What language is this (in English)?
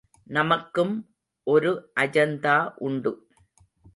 Tamil